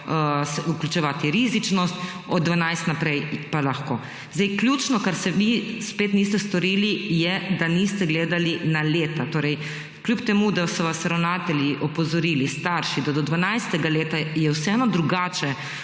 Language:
Slovenian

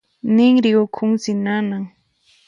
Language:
Puno Quechua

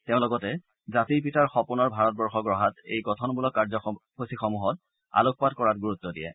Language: Assamese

